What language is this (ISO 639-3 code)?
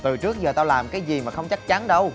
vie